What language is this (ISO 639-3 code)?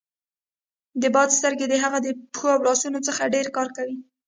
pus